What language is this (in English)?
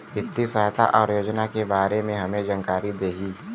Bhojpuri